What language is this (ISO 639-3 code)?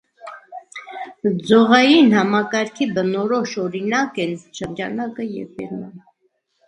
hye